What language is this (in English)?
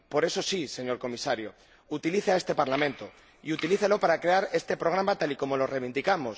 Spanish